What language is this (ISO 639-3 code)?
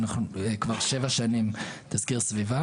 heb